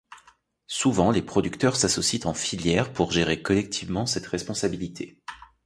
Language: French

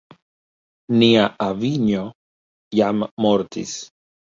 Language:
Esperanto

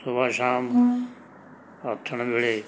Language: Punjabi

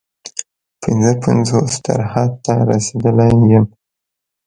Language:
Pashto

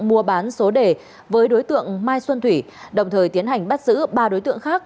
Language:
Vietnamese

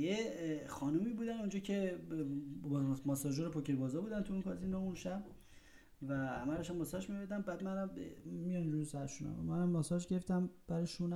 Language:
Persian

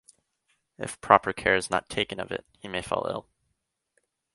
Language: English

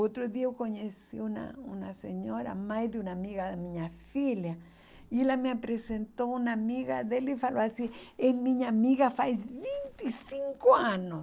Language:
Portuguese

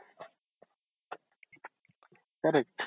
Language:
Kannada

